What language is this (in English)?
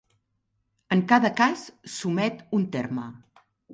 Catalan